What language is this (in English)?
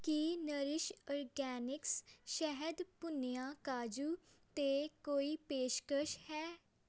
Punjabi